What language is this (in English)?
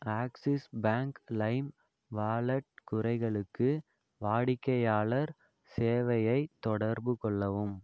Tamil